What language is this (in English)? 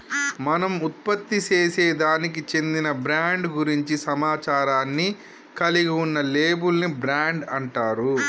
Telugu